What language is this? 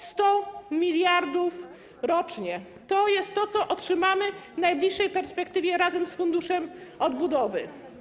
Polish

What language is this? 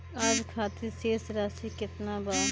Bhojpuri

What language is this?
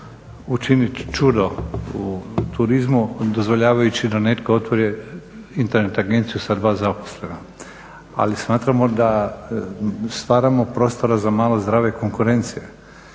Croatian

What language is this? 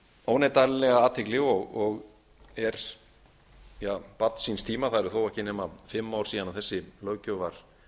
Icelandic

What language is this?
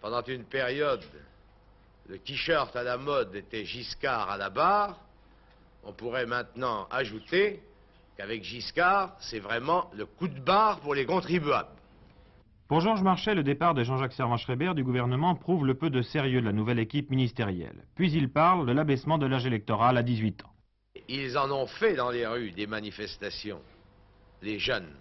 French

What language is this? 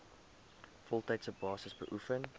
Afrikaans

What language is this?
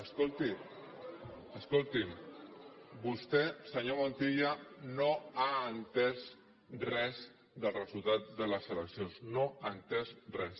Catalan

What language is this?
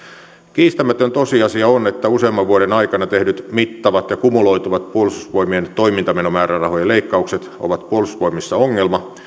Finnish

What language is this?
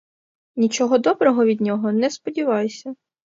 Ukrainian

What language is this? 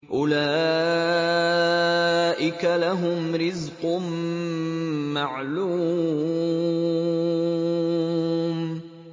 Arabic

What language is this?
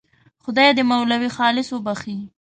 Pashto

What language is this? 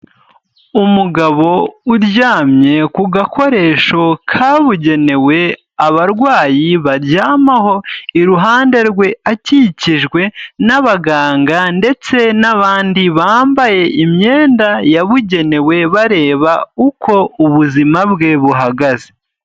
Kinyarwanda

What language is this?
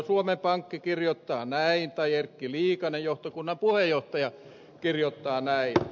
Finnish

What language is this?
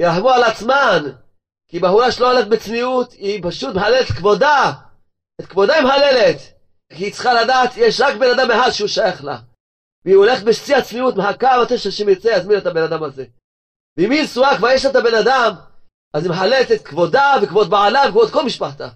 Hebrew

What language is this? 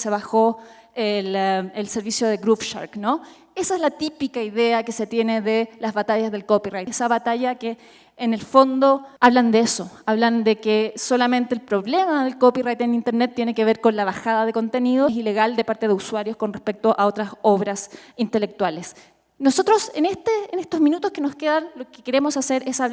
Spanish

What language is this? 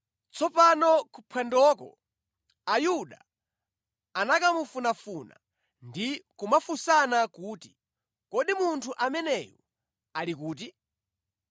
Nyanja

